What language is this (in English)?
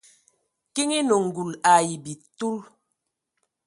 Ewondo